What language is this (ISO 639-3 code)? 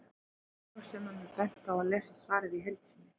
isl